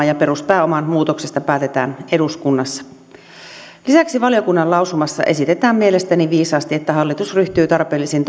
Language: Finnish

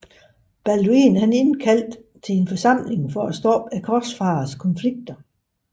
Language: Danish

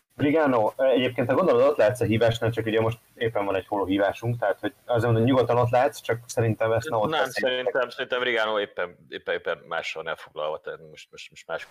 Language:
Hungarian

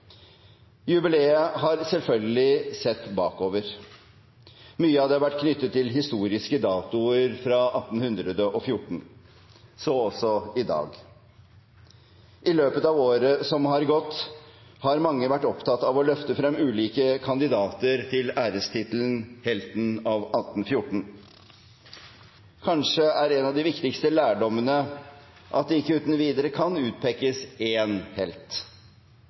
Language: Norwegian Bokmål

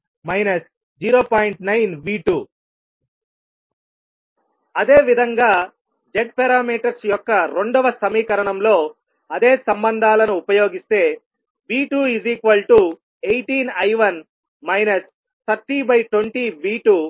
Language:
Telugu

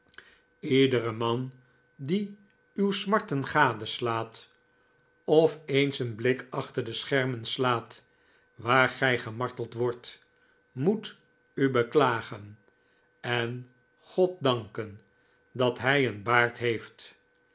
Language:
Dutch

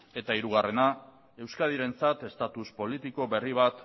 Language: Basque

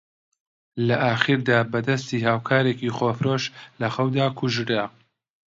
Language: Central Kurdish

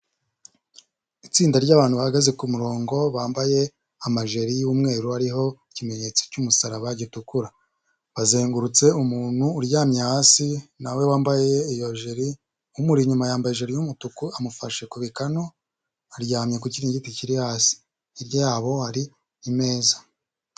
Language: Kinyarwanda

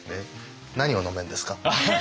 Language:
Japanese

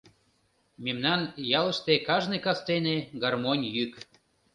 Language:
Mari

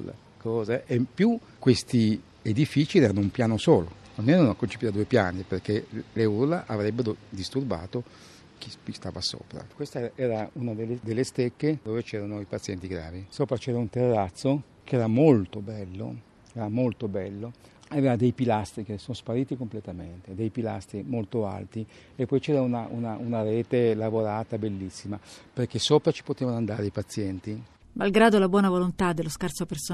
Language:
Italian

